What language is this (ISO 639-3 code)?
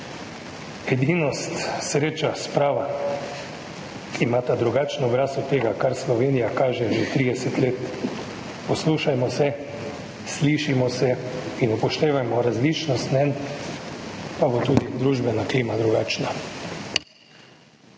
slv